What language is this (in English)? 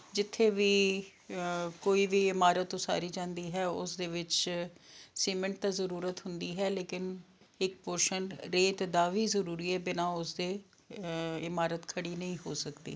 Punjabi